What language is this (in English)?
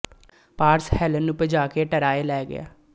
Punjabi